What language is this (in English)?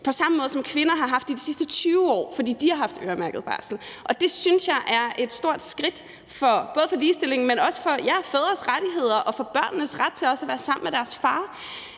Danish